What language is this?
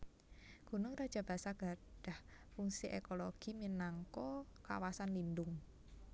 Javanese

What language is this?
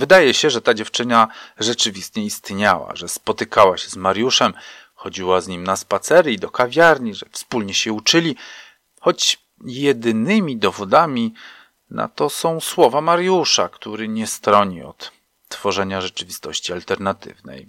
Polish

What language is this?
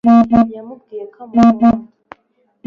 Kinyarwanda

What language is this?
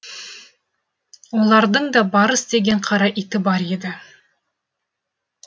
Kazakh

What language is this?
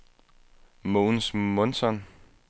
Danish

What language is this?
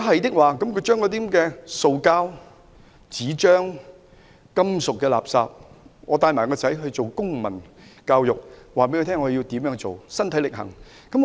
Cantonese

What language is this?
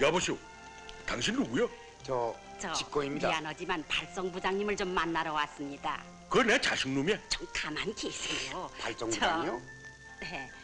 Korean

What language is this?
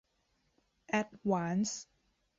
Thai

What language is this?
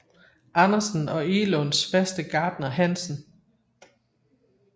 Danish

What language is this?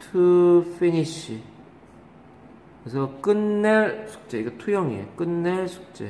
Korean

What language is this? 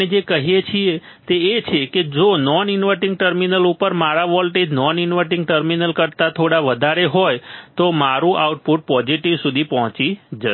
Gujarati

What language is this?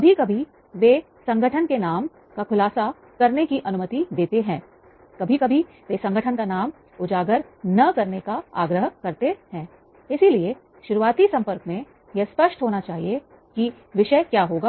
Hindi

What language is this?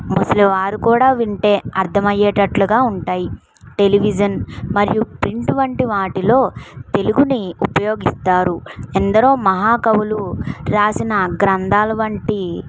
Telugu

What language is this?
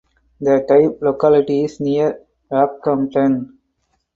English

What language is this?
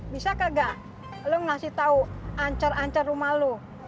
Indonesian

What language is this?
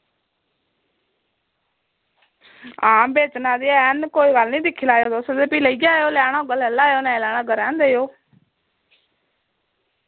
Dogri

